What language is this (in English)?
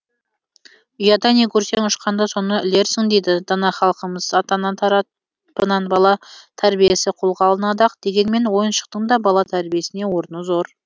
Kazakh